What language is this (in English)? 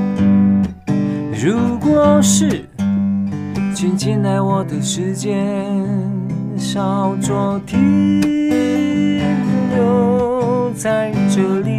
Chinese